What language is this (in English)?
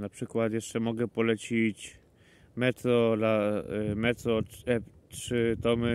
Polish